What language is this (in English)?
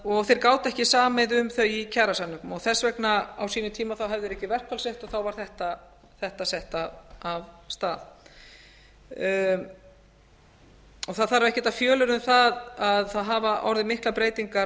Icelandic